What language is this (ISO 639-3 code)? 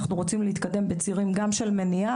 heb